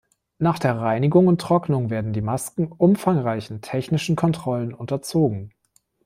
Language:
German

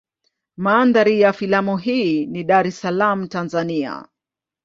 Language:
Swahili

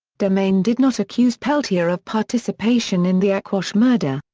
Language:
English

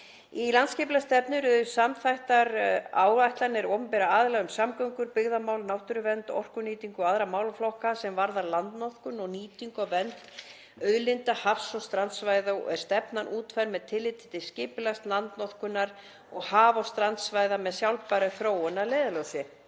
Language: Icelandic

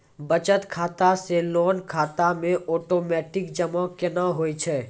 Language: Maithili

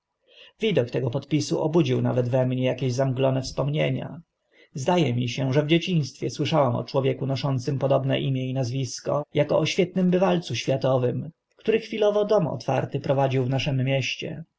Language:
Polish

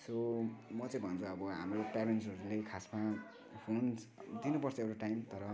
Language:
Nepali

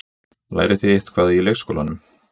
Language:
Icelandic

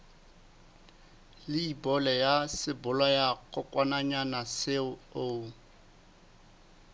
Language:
Southern Sotho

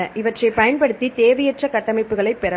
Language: Tamil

